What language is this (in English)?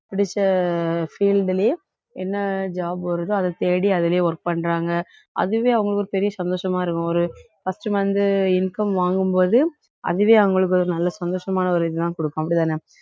Tamil